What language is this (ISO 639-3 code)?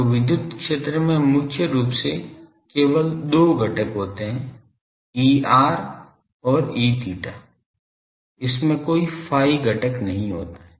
hin